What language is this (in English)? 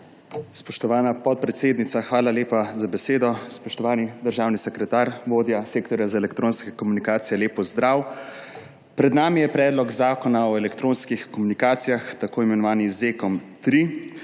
Slovenian